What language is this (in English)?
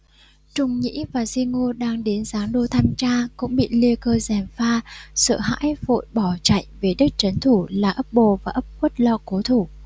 Vietnamese